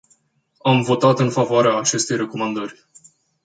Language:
Romanian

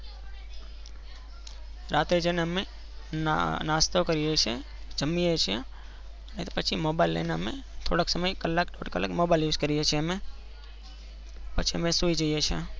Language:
Gujarati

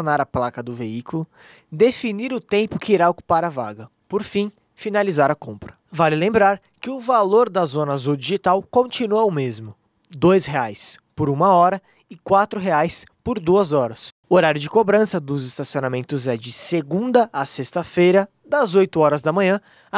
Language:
Portuguese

